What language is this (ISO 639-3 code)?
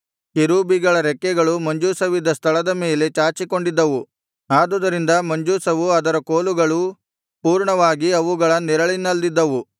kan